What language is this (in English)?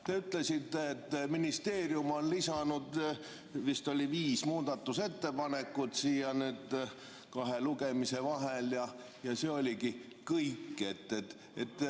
Estonian